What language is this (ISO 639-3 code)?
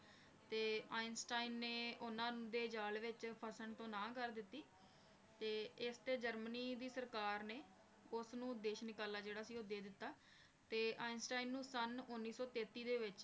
pan